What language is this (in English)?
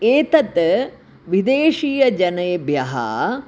Sanskrit